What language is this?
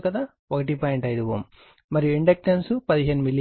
Telugu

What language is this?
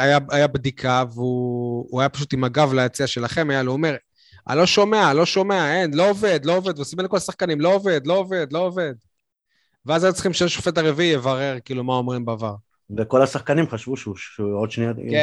Hebrew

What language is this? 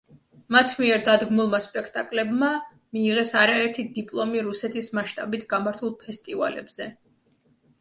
Georgian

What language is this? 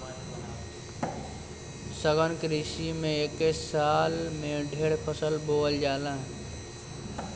Bhojpuri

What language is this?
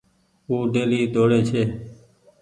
Goaria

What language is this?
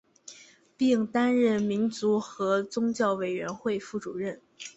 Chinese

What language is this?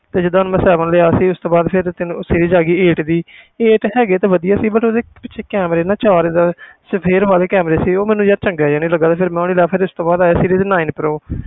Punjabi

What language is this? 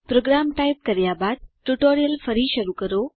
Gujarati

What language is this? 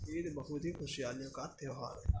Urdu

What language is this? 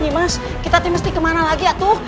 Indonesian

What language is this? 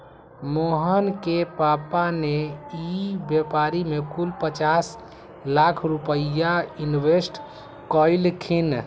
Magahi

